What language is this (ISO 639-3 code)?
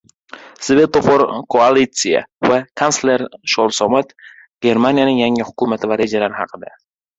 uzb